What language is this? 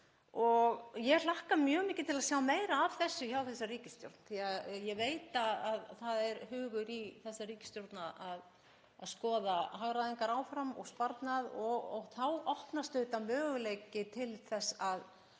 Icelandic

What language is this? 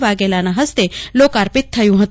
Gujarati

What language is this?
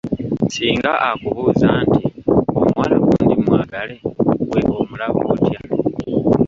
Ganda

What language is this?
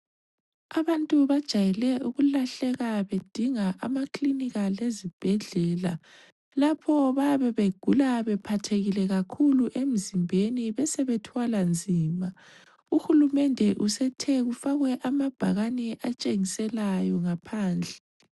North Ndebele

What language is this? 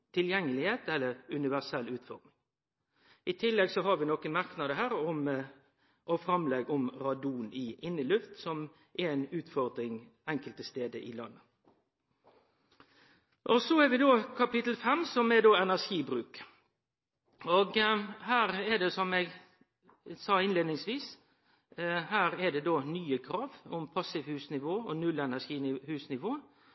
Norwegian Nynorsk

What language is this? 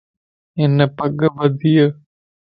Lasi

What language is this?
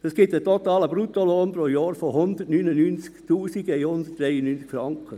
Swiss German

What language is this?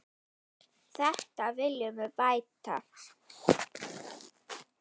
Icelandic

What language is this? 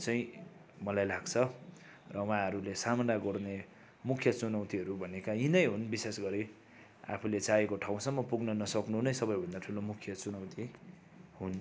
Nepali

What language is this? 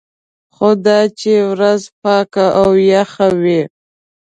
Pashto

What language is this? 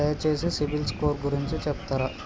Telugu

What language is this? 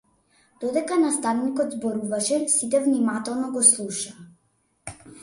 Macedonian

